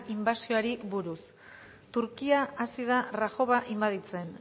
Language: Basque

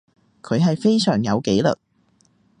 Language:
Cantonese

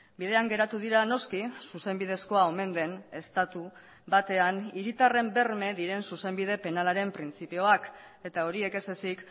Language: Basque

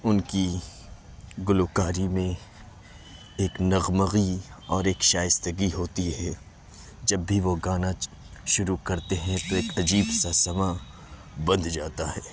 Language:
Urdu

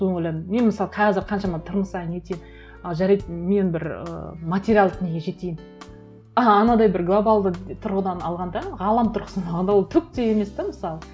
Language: Kazakh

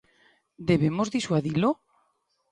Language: Galician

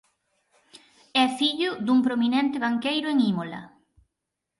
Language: Galician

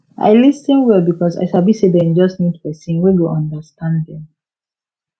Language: Nigerian Pidgin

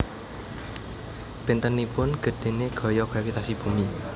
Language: Javanese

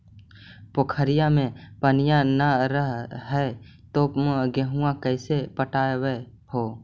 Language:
Magahi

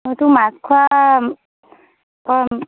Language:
Assamese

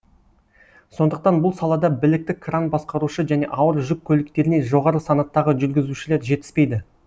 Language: Kazakh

